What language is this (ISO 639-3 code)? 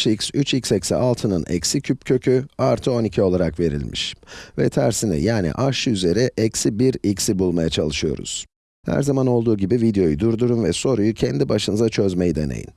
tur